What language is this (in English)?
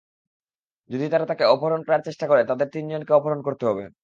Bangla